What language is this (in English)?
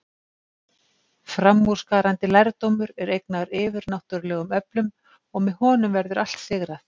Icelandic